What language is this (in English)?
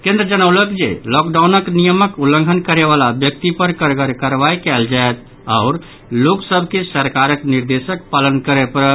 Maithili